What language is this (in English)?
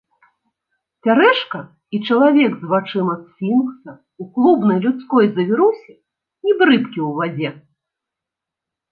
Belarusian